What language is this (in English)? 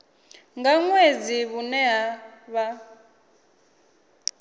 Venda